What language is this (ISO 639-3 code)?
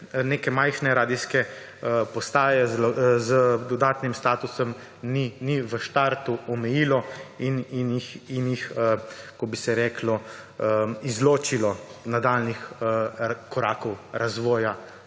slv